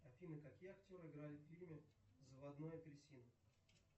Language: Russian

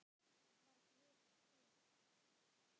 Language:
Icelandic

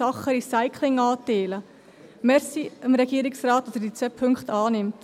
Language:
Swiss German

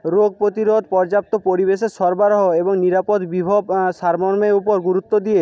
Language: Bangla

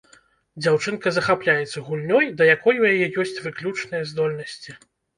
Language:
Belarusian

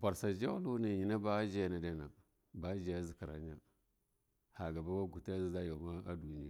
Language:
Longuda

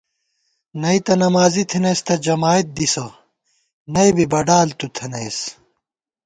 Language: Gawar-Bati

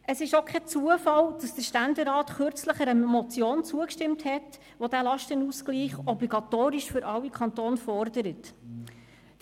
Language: Swiss German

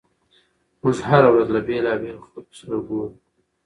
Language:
Pashto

